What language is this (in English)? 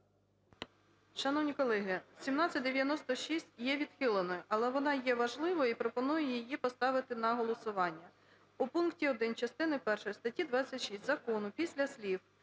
Ukrainian